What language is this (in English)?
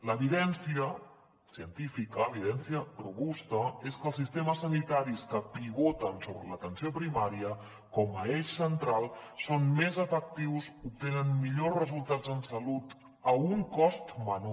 Catalan